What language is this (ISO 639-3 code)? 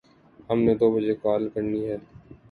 urd